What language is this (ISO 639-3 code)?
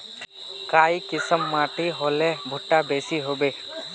mag